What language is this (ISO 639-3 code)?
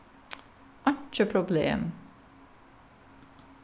fao